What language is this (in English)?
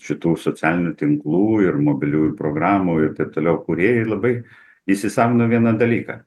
Lithuanian